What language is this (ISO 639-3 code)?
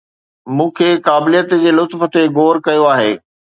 snd